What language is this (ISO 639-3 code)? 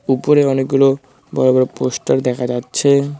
ben